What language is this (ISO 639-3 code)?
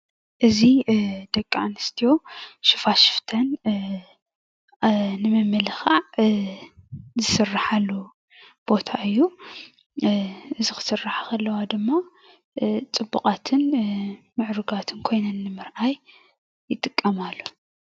tir